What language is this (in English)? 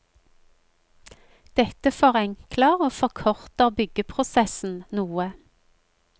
Norwegian